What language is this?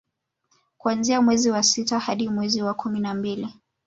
Swahili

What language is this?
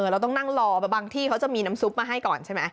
Thai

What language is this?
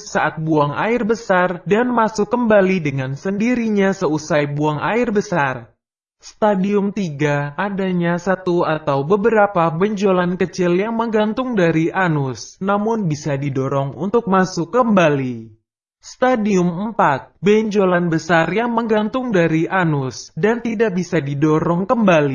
Indonesian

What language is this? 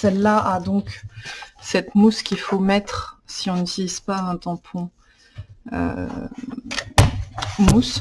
French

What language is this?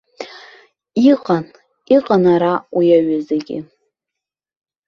Abkhazian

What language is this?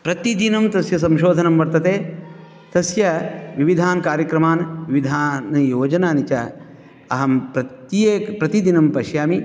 Sanskrit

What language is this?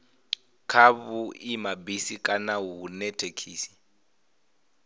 Venda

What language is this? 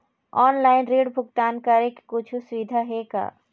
Chhattisgarhi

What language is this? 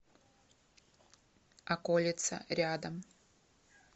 Russian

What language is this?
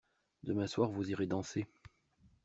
French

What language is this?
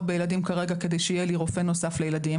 Hebrew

